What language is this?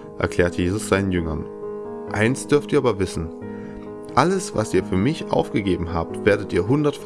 German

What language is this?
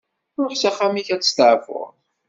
Kabyle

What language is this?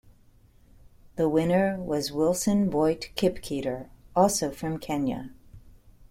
English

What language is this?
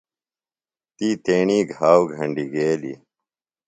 Phalura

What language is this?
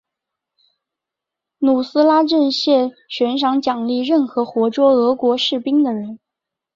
Chinese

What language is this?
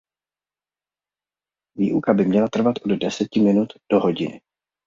Czech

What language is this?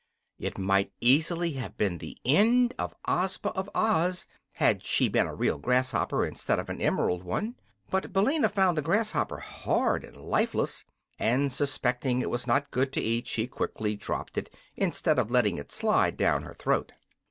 English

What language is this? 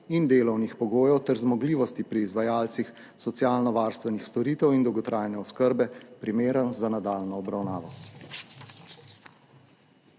Slovenian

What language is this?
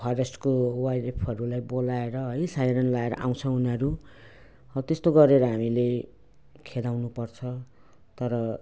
Nepali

